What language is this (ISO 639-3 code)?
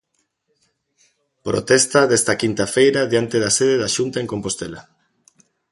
glg